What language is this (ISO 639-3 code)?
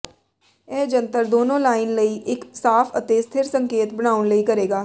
pan